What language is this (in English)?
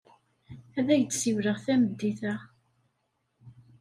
Kabyle